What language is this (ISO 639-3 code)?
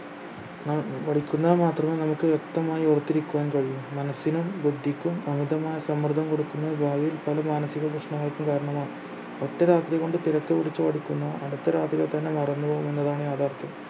mal